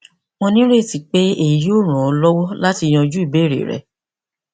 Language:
Yoruba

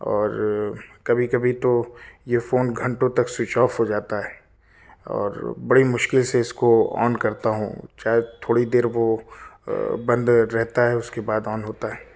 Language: Urdu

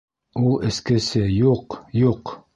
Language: Bashkir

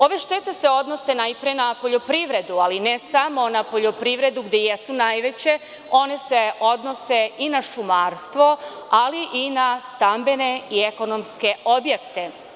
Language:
Serbian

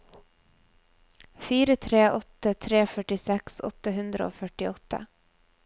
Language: Norwegian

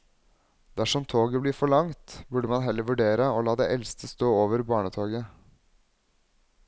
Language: Norwegian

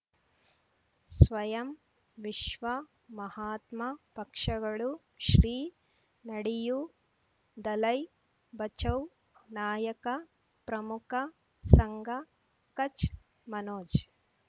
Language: Kannada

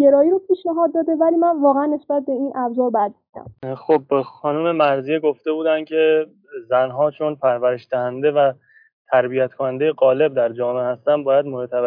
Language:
Persian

